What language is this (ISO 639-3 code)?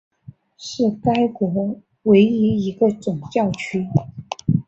zho